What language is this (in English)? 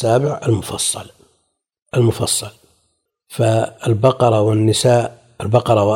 Arabic